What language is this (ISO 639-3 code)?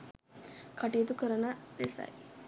sin